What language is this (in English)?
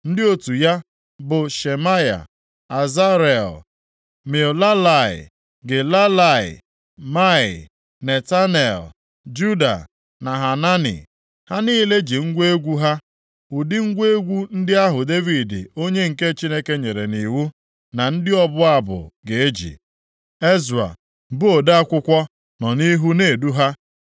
Igbo